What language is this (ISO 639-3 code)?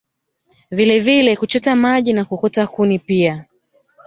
swa